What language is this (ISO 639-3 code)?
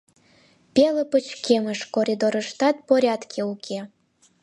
chm